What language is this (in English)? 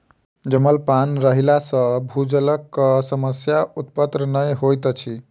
Maithili